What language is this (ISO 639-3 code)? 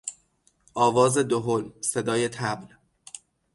fas